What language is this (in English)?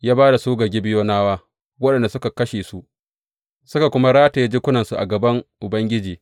Hausa